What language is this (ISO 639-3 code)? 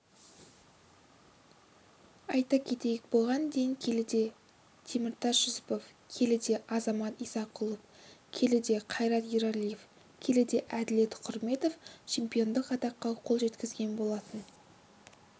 kaz